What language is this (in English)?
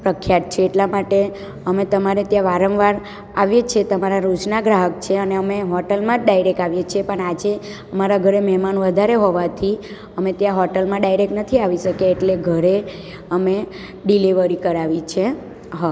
Gujarati